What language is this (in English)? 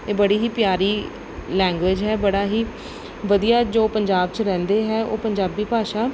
Punjabi